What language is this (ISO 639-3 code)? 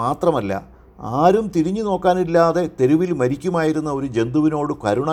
mal